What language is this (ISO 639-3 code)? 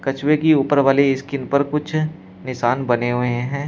hin